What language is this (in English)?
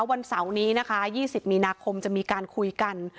Thai